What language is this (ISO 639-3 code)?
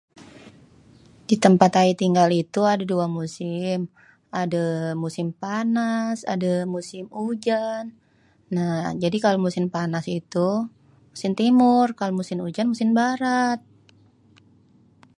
bew